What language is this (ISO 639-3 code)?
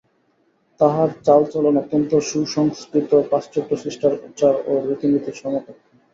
ben